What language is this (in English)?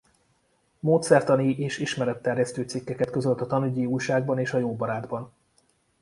Hungarian